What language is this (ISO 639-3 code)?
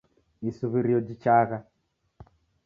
dav